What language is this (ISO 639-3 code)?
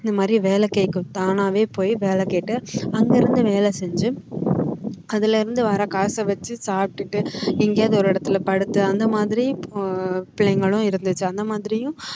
tam